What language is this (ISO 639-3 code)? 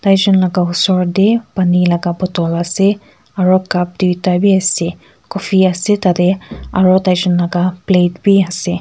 nag